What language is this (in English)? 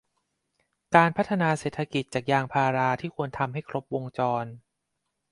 Thai